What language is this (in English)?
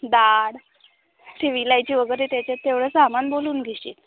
Marathi